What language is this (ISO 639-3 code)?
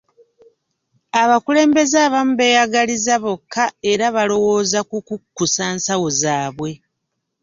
lug